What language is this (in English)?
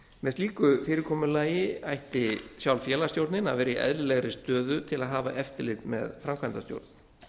Icelandic